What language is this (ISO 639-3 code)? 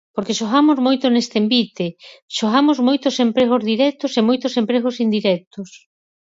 glg